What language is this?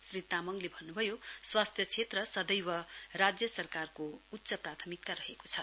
Nepali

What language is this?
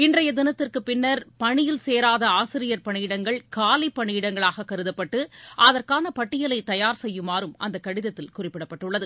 Tamil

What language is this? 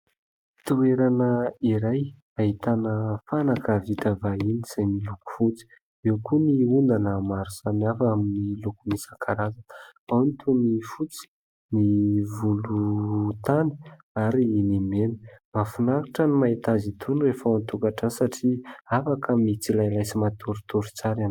Malagasy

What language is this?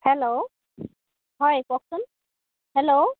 Assamese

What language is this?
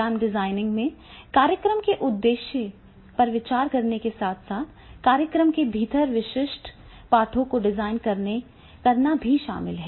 Hindi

